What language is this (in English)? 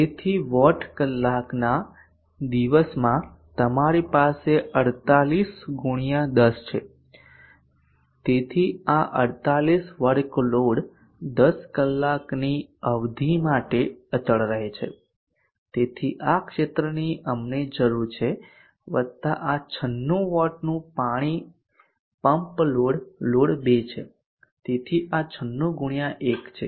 Gujarati